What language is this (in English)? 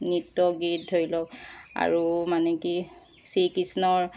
Assamese